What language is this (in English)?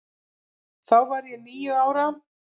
Icelandic